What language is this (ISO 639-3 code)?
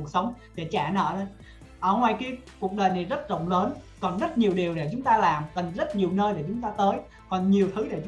vie